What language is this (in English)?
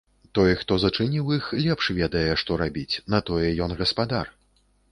Belarusian